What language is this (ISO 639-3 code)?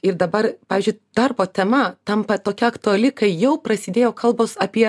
lit